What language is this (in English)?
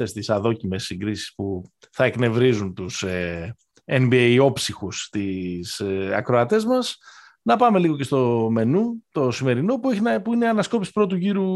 Greek